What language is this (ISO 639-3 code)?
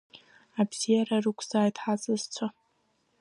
abk